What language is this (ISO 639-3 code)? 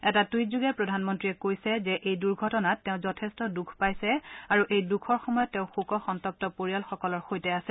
asm